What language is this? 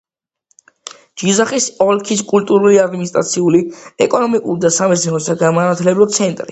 Georgian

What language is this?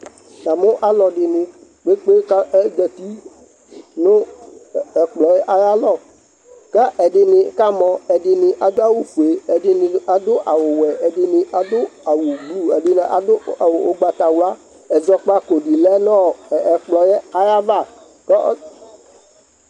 Ikposo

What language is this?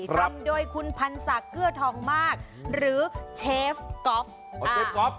Thai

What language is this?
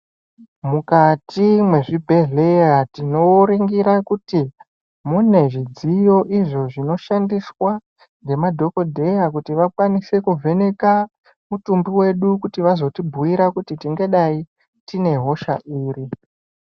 Ndau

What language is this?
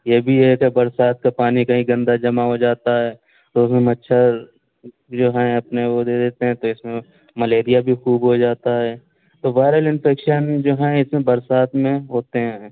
Urdu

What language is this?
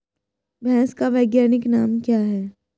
Hindi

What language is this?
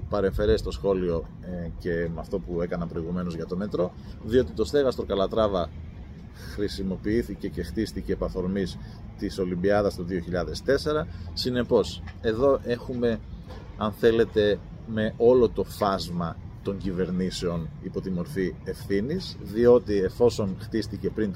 Greek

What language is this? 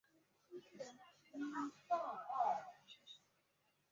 Chinese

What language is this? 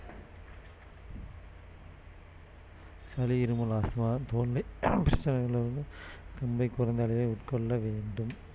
Tamil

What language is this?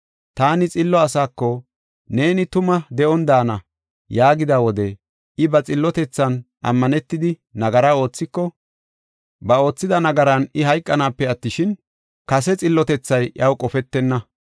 Gofa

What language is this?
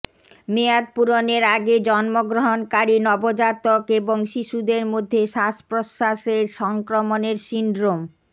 Bangla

